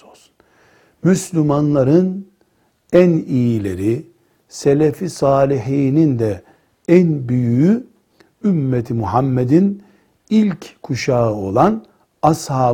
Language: Turkish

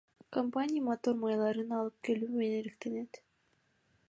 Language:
Kyrgyz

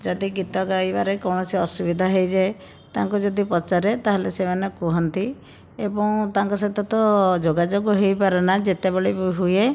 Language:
Odia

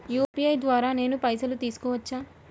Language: Telugu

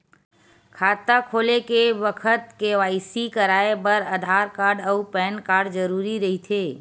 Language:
Chhattisgarhi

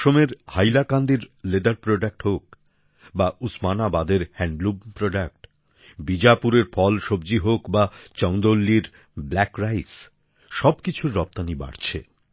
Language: Bangla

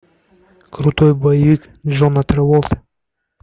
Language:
Russian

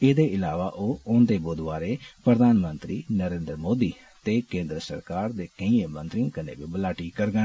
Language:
Dogri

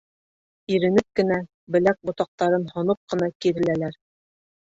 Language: Bashkir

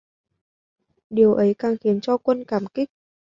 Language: Vietnamese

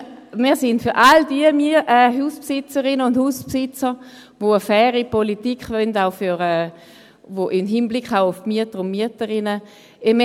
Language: Swiss German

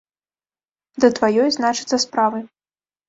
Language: Belarusian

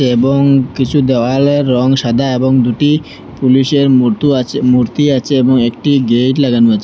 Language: Bangla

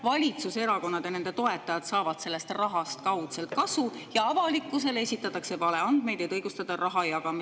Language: Estonian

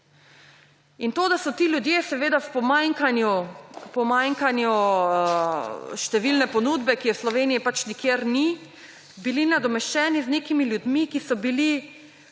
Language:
Slovenian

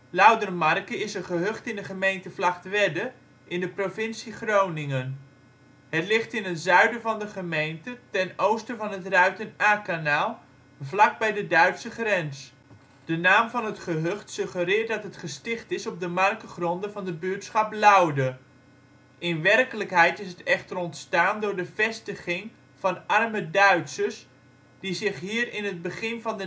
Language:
Dutch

